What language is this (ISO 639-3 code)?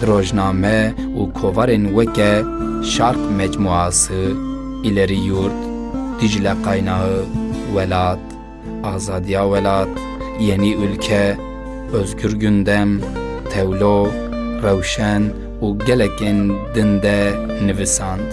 tur